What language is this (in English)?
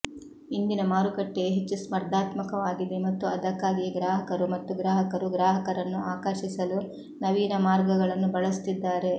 Kannada